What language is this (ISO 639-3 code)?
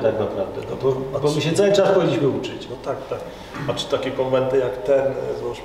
pol